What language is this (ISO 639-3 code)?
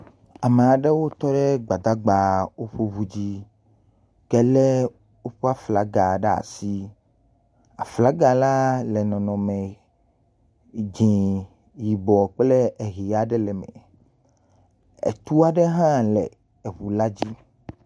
ewe